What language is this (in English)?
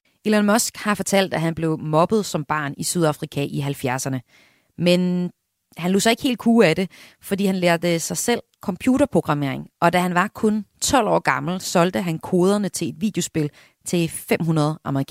Danish